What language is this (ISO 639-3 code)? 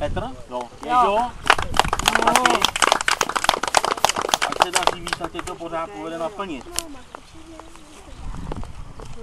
ces